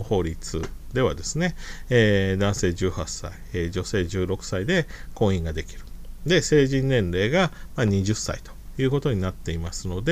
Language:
Japanese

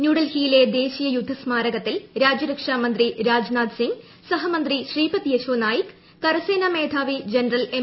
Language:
Malayalam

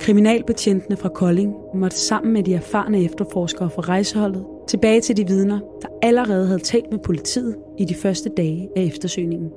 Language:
Danish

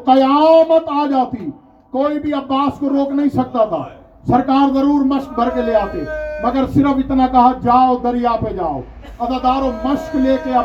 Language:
Urdu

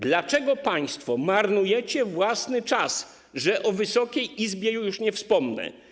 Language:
Polish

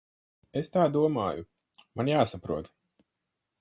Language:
Latvian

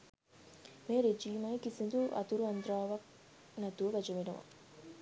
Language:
Sinhala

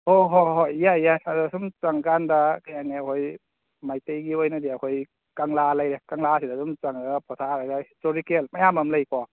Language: Manipuri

